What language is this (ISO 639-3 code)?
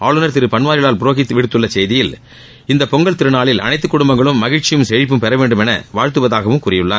tam